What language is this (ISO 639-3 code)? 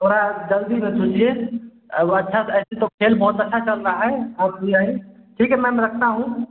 hin